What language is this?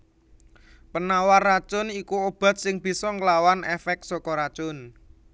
Javanese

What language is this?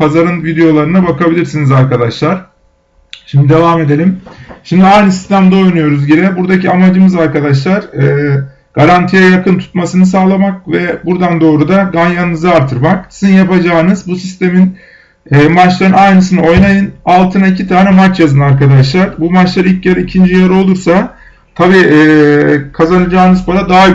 Turkish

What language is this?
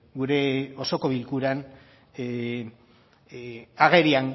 Basque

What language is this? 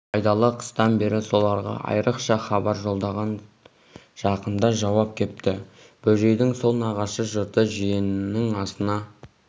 Kazakh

